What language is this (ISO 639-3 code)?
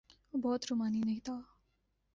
urd